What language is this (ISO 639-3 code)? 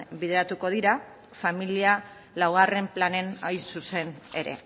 eus